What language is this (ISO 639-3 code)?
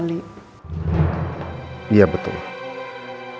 ind